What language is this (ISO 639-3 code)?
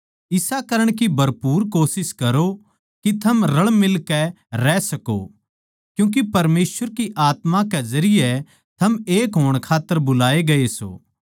bgc